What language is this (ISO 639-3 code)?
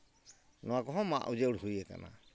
sat